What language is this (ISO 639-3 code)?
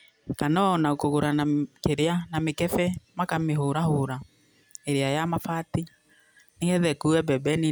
kik